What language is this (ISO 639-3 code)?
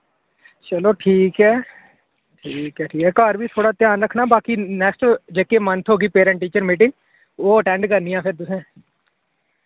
doi